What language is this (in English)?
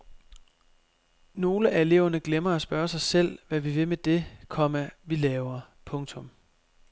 Danish